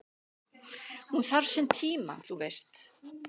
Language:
Icelandic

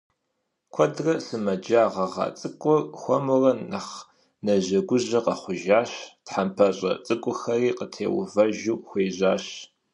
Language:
Kabardian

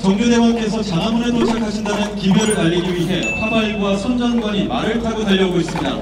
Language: Korean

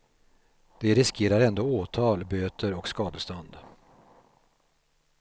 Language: Swedish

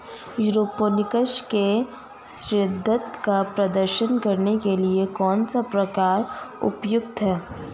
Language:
Hindi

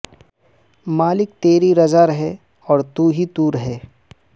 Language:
Urdu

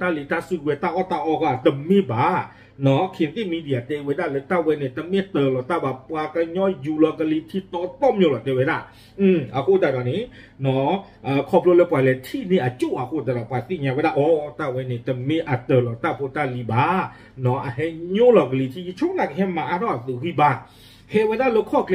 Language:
Thai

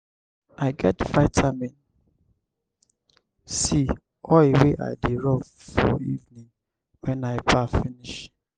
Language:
Nigerian Pidgin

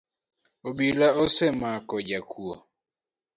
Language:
Luo (Kenya and Tanzania)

